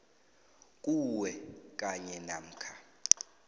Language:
South Ndebele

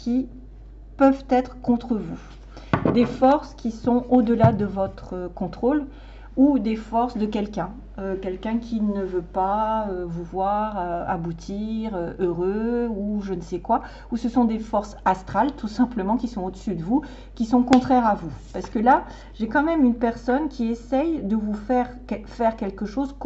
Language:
French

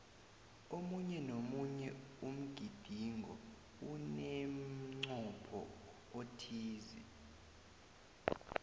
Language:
South Ndebele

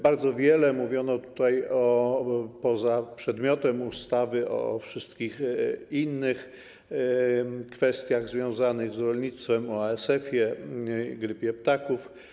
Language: Polish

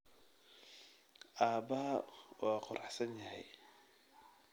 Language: Somali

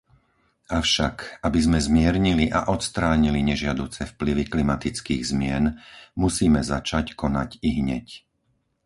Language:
Slovak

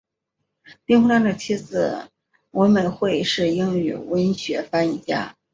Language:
Chinese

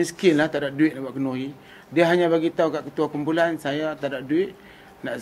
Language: Malay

